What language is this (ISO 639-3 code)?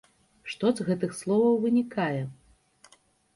bel